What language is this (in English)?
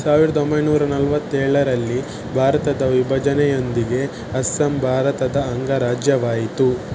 Kannada